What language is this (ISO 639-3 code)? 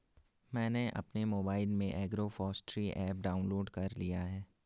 hin